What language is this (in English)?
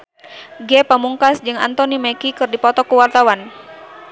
Sundanese